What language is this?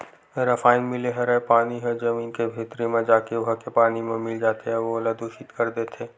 Chhattisgarhi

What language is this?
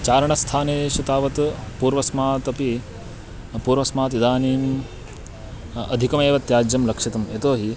Sanskrit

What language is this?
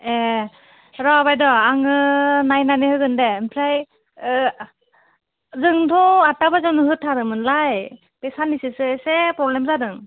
Bodo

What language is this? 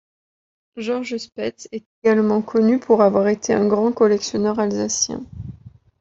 French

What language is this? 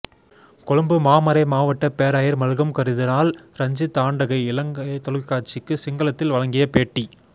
Tamil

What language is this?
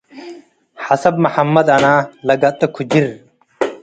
Tigre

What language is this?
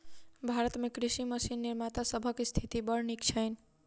Maithili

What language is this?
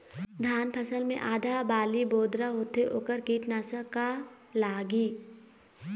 Chhattisgarhi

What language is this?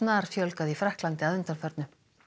Icelandic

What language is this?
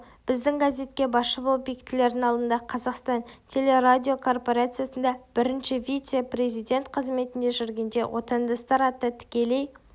Kazakh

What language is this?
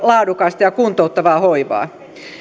Finnish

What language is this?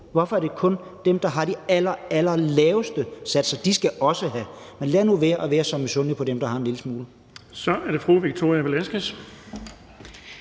Danish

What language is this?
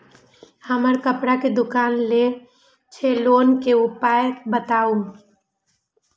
Maithili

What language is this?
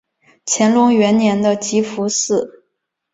Chinese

